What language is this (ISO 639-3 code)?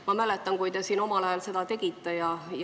est